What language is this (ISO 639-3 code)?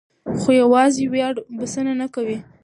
pus